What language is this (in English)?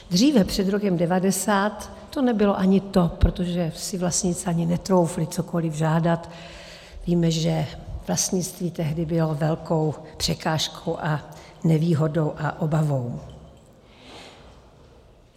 Czech